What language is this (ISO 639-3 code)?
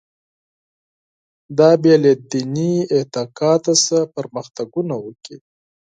pus